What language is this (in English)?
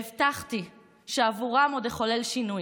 Hebrew